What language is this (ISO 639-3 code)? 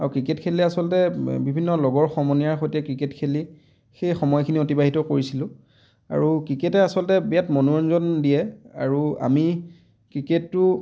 asm